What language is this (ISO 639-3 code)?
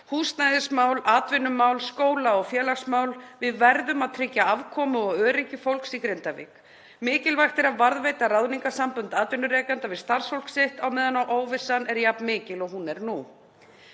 isl